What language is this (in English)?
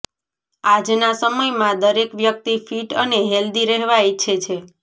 Gujarati